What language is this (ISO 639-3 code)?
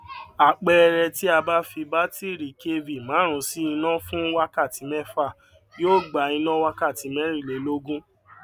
yor